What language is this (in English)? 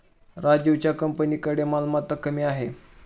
Marathi